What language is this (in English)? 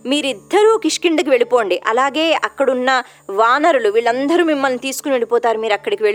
Telugu